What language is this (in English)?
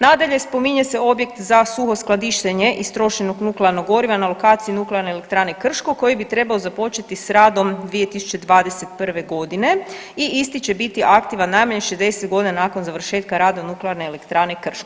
Croatian